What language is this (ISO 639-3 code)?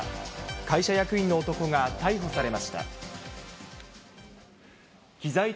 jpn